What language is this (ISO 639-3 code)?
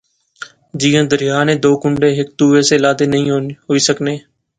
phr